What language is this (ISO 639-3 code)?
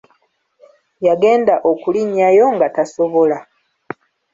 lug